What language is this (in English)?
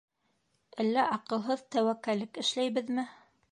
Bashkir